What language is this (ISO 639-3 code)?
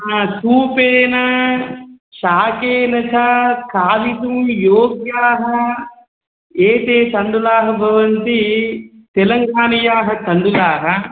san